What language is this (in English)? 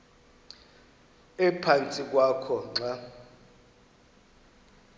Xhosa